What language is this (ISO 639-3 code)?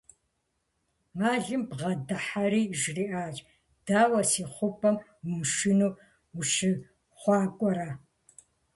kbd